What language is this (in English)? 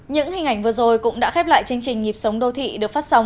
Vietnamese